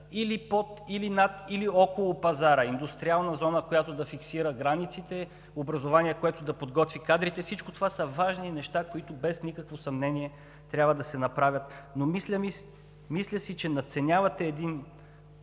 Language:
Bulgarian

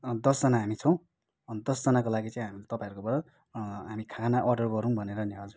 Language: Nepali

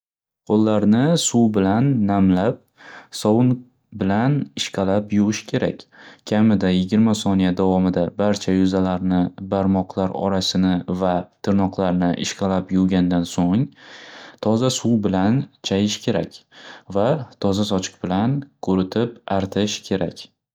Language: Uzbek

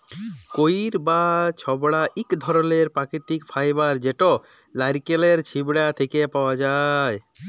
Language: Bangla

